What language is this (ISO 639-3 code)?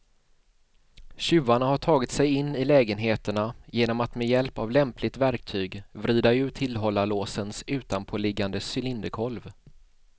swe